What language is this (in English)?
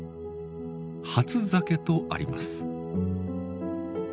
Japanese